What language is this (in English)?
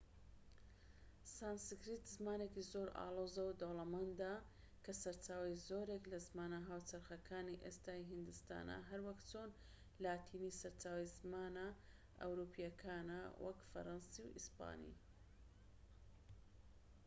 Central Kurdish